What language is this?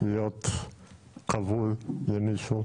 Hebrew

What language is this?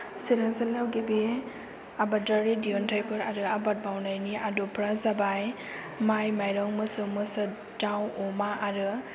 Bodo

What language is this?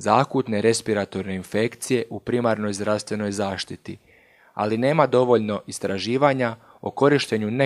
Croatian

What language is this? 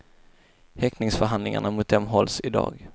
Swedish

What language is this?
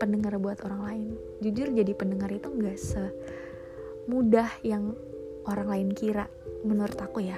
Indonesian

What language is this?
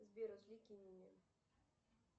Russian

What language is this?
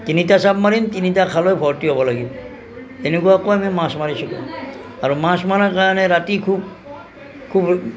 Assamese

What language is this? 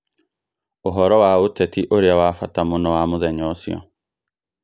Kikuyu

